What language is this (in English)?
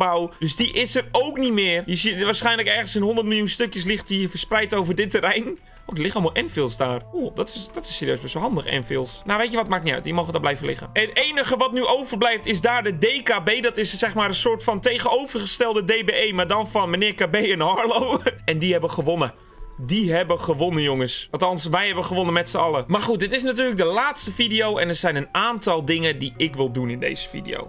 Dutch